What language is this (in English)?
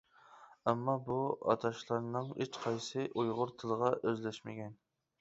Uyghur